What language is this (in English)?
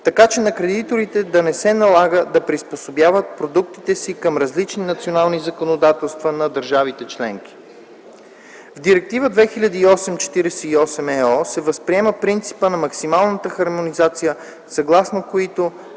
Bulgarian